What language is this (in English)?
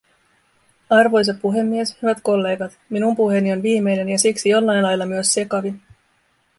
Finnish